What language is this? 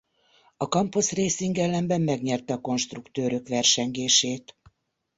Hungarian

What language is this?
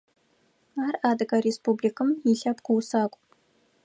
Adyghe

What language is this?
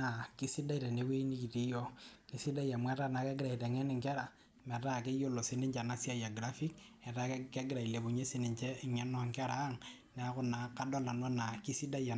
Masai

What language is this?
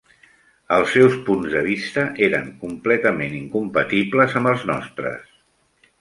Catalan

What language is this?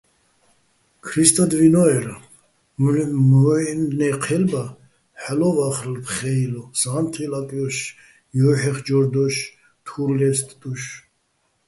Bats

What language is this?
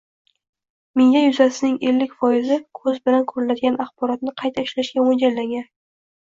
Uzbek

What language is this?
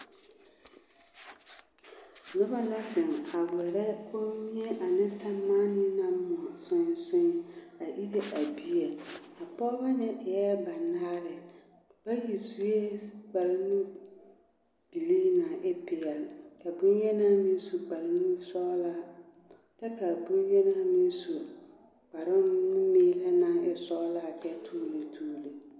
Southern Dagaare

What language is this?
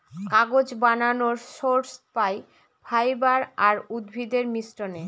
Bangla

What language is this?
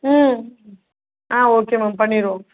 Tamil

